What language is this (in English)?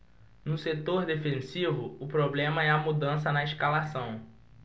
Portuguese